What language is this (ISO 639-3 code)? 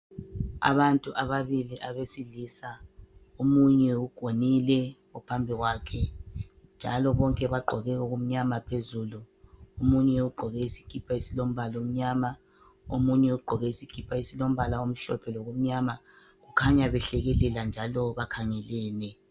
nde